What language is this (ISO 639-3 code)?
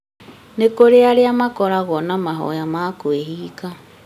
kik